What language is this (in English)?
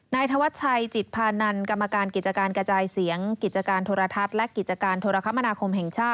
Thai